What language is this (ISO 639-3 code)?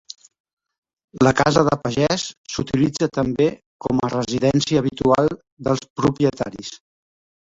cat